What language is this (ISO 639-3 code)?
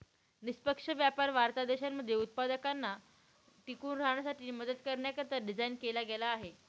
mar